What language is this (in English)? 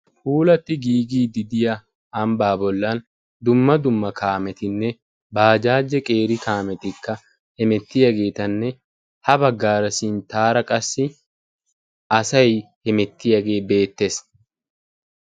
Wolaytta